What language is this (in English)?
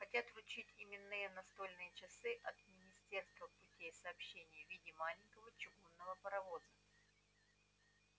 Russian